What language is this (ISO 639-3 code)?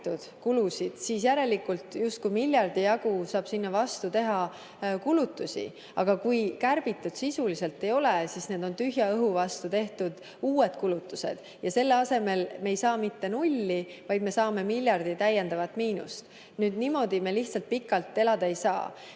est